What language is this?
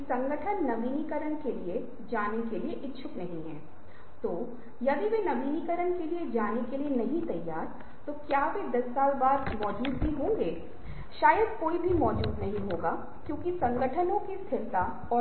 Hindi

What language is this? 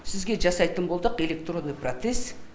Kazakh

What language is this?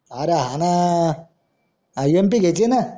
Marathi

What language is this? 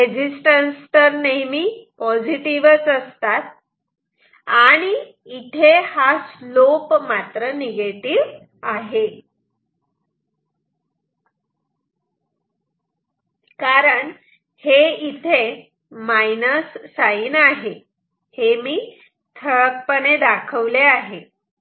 Marathi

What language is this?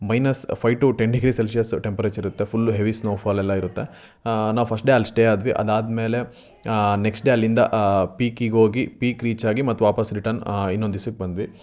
Kannada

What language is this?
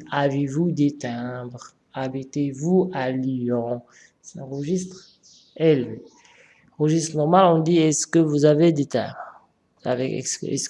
French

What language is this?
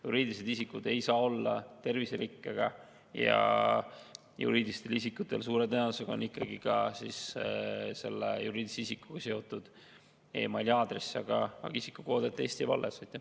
Estonian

